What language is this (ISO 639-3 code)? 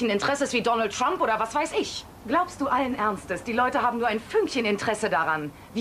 deu